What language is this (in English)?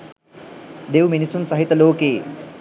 Sinhala